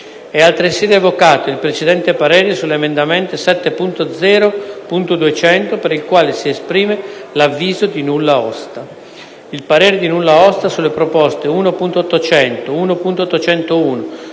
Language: Italian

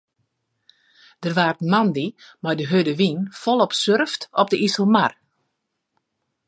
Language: Western Frisian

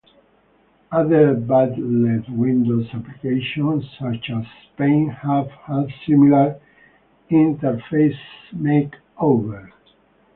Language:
English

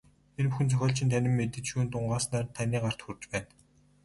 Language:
Mongolian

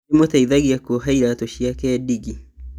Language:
Kikuyu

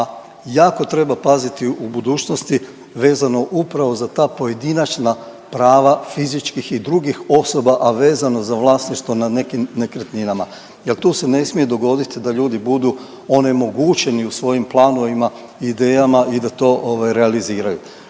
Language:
Croatian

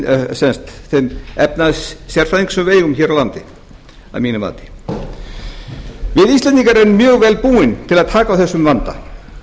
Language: Icelandic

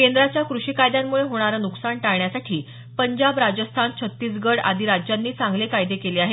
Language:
Marathi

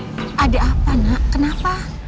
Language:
Indonesian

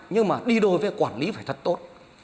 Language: Vietnamese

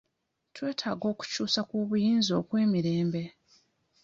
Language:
Ganda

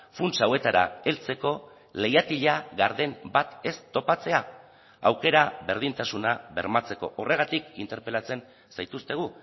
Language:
Basque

